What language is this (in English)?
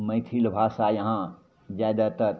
Maithili